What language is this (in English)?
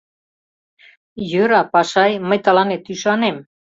Mari